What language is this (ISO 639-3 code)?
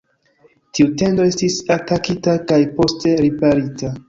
epo